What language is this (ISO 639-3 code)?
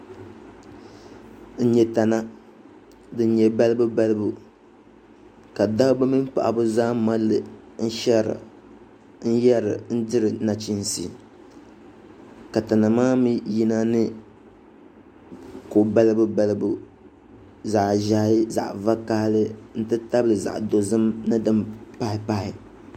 dag